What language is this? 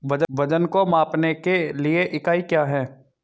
Hindi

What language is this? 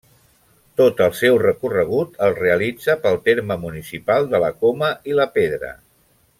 Catalan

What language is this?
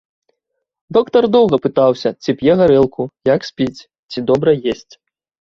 Belarusian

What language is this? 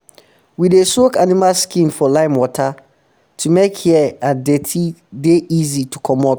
Nigerian Pidgin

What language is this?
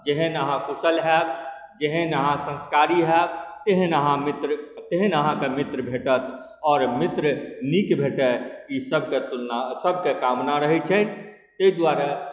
Maithili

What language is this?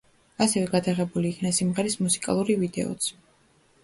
Georgian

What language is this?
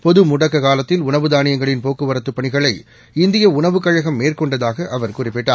Tamil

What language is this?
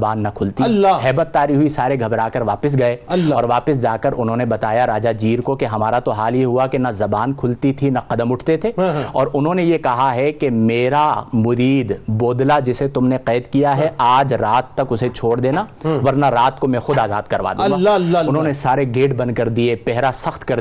Urdu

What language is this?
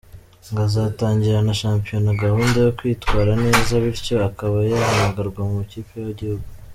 Kinyarwanda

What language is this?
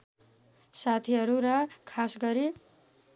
Nepali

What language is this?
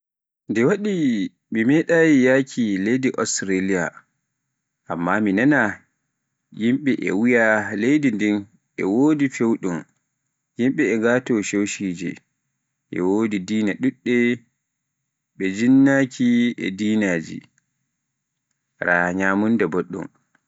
Pular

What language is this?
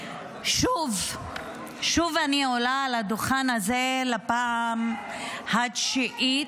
Hebrew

